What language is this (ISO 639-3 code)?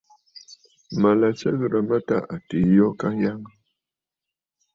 bfd